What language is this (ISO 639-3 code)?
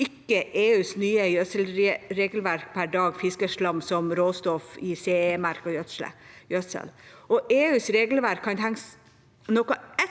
nor